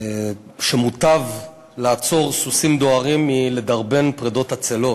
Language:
Hebrew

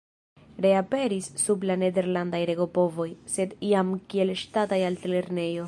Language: Esperanto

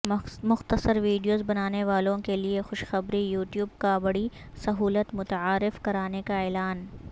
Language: Urdu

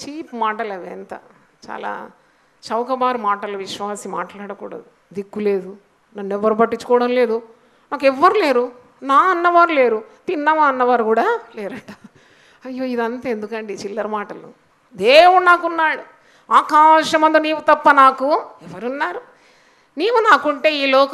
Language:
Hindi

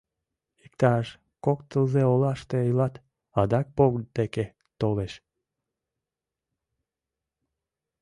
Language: Mari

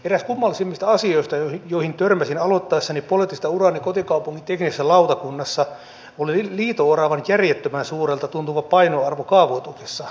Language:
Finnish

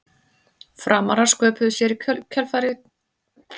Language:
Icelandic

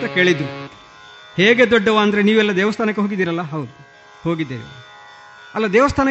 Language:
Kannada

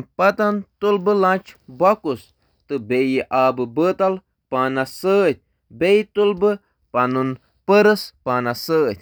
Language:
Kashmiri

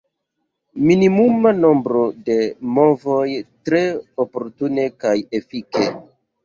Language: Esperanto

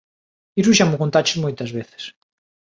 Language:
Galician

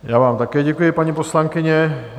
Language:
Czech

